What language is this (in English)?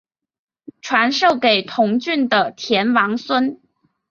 Chinese